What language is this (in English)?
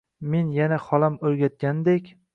Uzbek